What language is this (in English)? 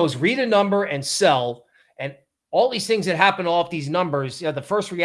English